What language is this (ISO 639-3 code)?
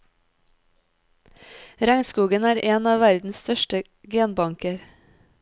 nor